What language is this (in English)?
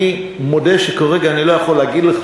Hebrew